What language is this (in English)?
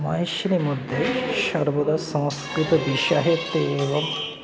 Sanskrit